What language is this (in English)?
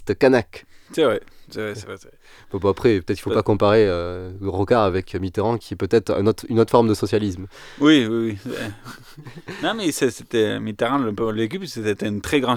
French